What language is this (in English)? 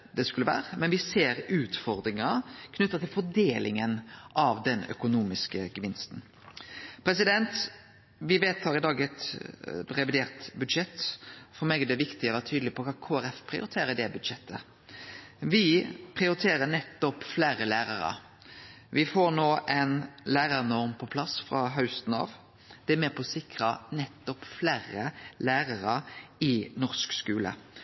Norwegian Nynorsk